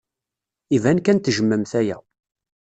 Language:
Kabyle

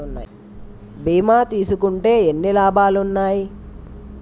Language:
Telugu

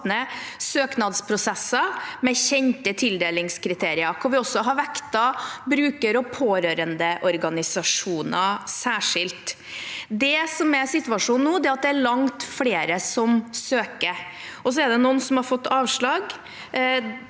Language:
Norwegian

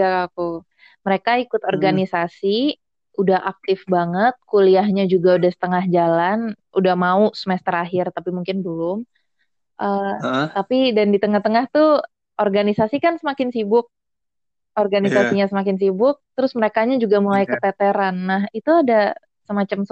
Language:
Indonesian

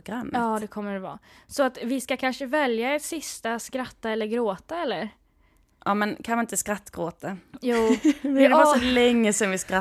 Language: Swedish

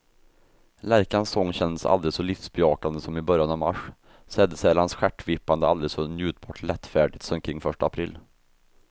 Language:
Swedish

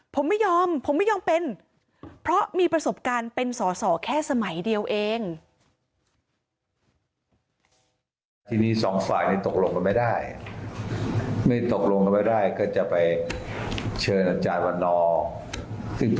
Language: Thai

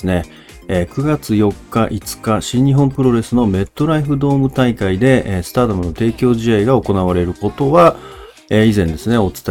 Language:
Japanese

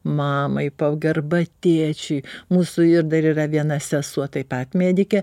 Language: Lithuanian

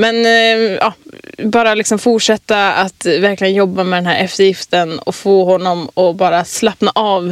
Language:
Swedish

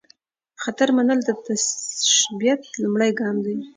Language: Pashto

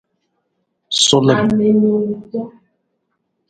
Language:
Nawdm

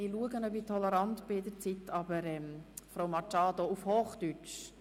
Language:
Swiss German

